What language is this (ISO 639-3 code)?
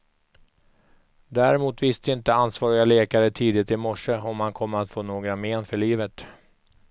swe